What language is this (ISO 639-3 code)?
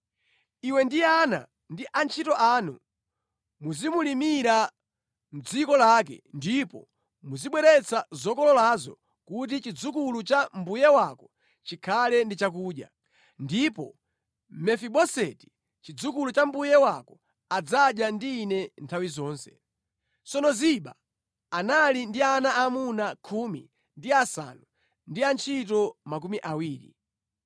nya